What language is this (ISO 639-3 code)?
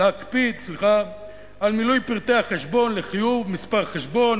heb